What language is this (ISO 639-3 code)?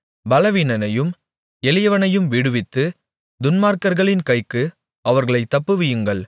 tam